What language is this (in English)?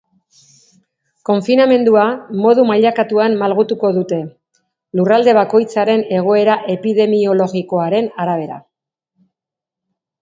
Basque